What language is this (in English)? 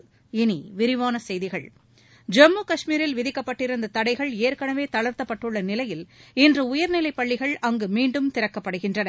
Tamil